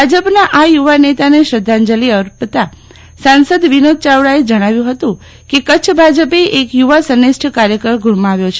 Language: Gujarati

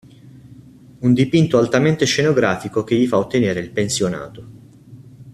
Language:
Italian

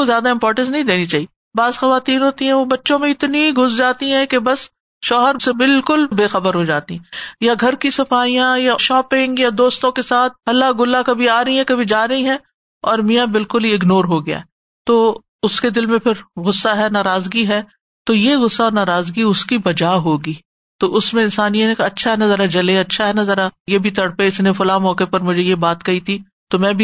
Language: Urdu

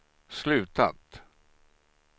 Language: Swedish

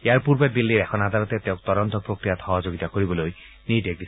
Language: Assamese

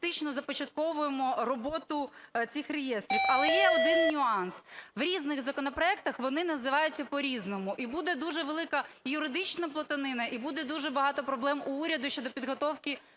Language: Ukrainian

